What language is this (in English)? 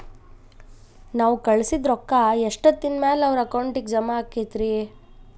Kannada